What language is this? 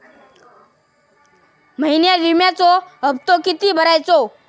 Marathi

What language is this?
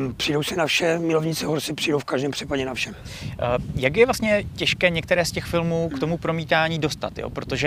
Czech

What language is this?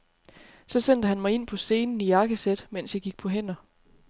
Danish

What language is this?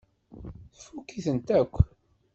Kabyle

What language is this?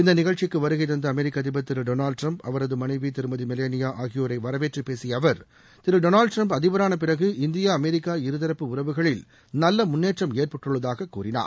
Tamil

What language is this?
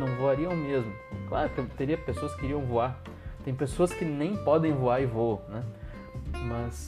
Portuguese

